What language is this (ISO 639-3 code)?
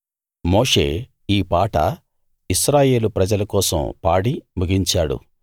tel